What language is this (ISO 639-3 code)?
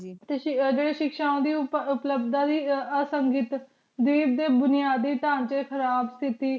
pan